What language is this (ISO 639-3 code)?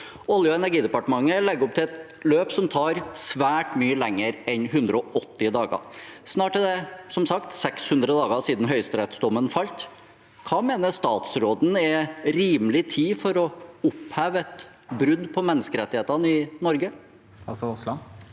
nor